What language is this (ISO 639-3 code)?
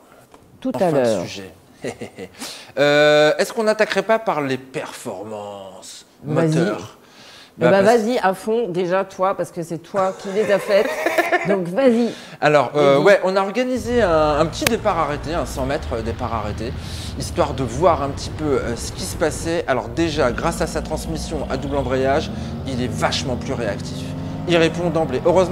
fra